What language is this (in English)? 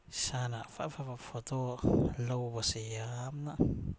Manipuri